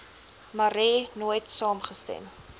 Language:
Afrikaans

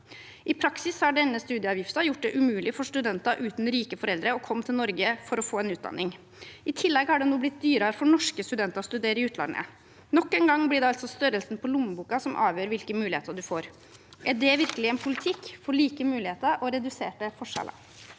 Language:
Norwegian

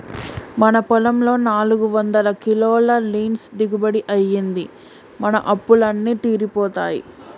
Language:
Telugu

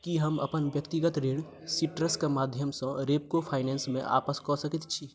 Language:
Maithili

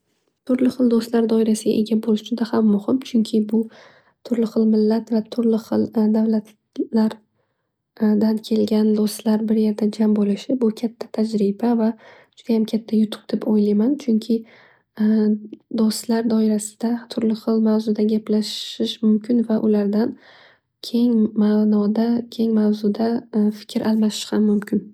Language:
Uzbek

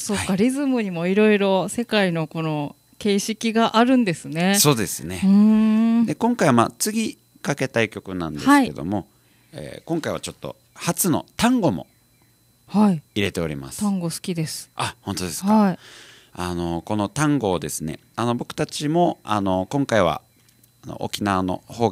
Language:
Japanese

